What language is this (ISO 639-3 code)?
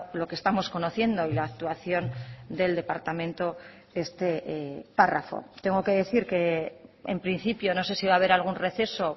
spa